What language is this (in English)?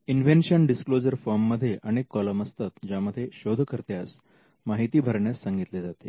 Marathi